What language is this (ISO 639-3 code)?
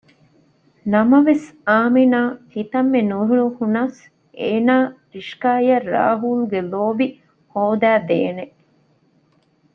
div